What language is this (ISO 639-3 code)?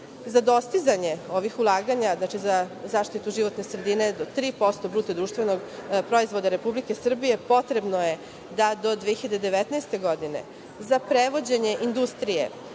srp